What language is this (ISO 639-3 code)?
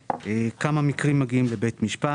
heb